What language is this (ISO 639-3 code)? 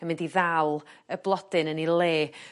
cym